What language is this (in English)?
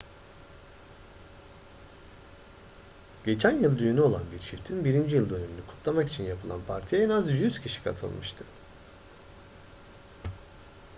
Turkish